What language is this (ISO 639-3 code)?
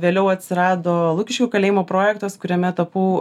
lit